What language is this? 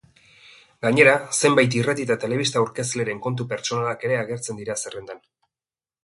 Basque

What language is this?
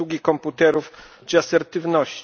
Polish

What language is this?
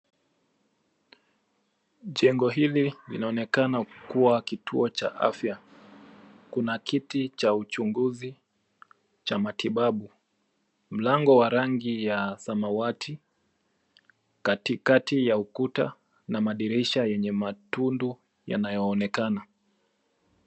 Swahili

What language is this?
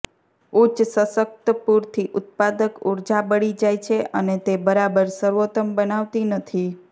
Gujarati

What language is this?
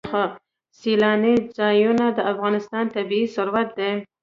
Pashto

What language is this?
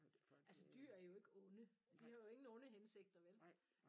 Danish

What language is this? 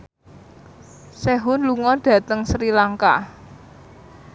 Javanese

